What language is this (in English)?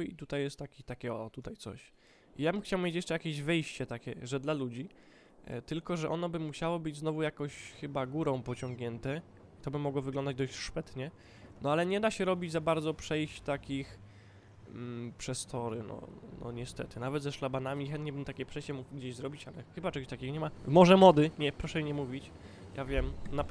Polish